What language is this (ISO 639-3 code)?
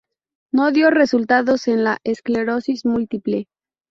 spa